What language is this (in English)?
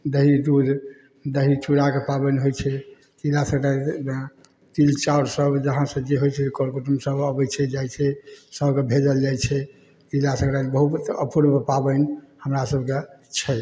Maithili